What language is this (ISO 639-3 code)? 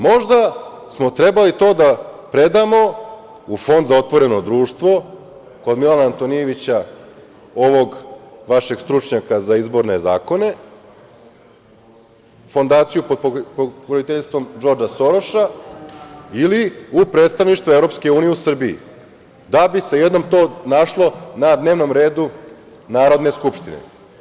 srp